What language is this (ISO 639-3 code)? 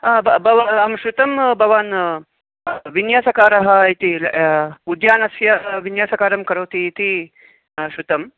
san